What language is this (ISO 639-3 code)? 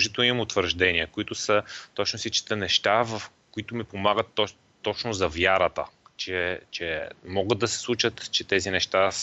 bul